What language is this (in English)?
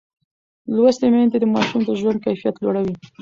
Pashto